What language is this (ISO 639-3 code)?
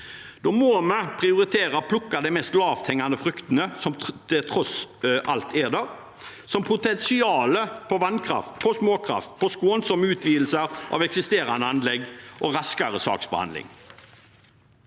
nor